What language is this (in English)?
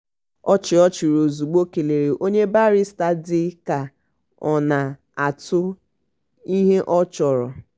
Igbo